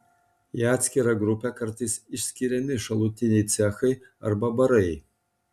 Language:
Lithuanian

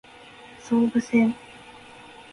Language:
Japanese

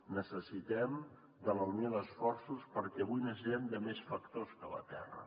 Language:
Catalan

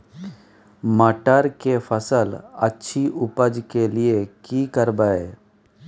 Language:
Maithili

